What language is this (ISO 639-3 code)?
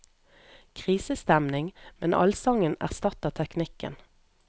nor